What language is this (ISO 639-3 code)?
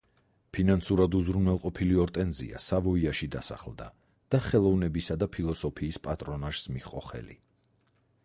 kat